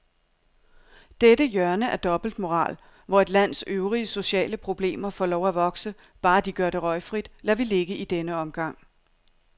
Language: Danish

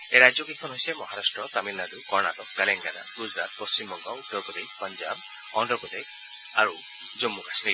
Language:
Assamese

